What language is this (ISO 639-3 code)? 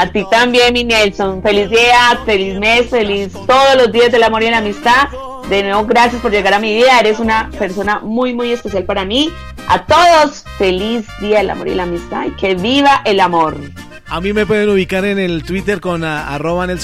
spa